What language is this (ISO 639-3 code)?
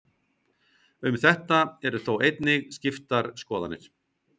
isl